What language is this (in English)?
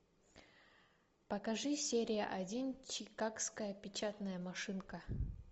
Russian